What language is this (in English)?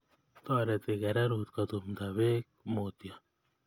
Kalenjin